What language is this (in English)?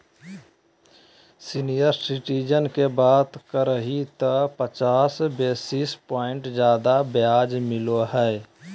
Magahi